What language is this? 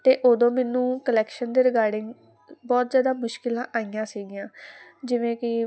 Punjabi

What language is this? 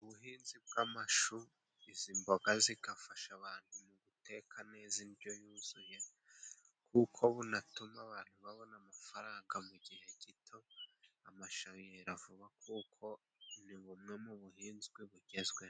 Kinyarwanda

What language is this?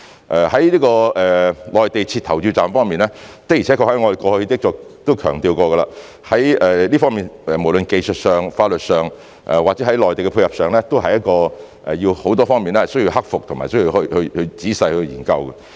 Cantonese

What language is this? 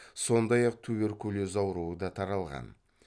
Kazakh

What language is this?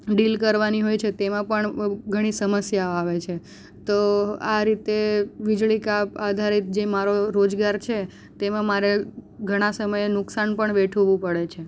Gujarati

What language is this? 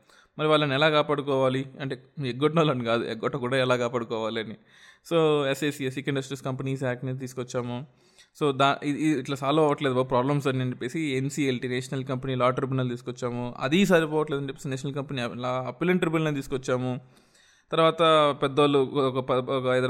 Telugu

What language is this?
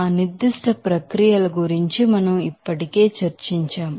Telugu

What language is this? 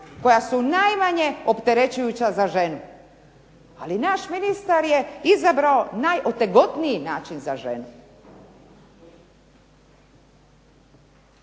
Croatian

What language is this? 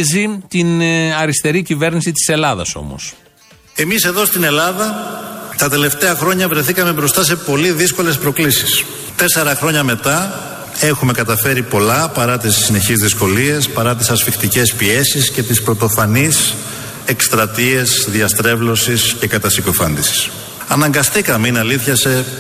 Greek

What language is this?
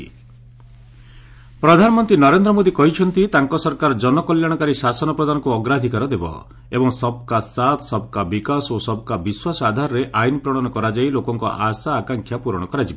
Odia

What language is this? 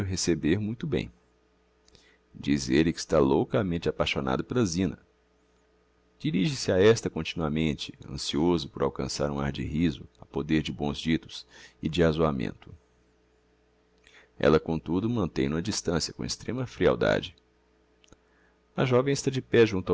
Portuguese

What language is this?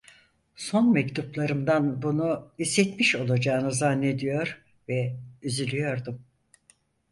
Turkish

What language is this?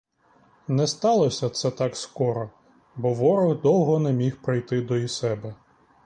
Ukrainian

